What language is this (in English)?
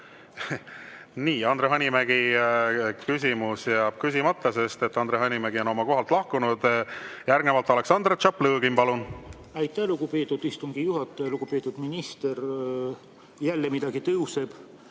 Estonian